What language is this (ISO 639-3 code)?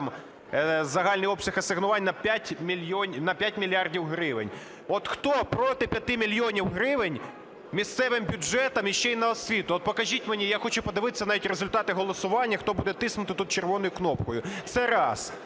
ukr